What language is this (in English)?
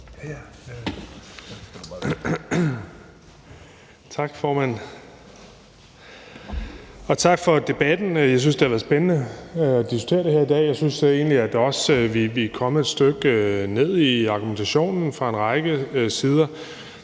Danish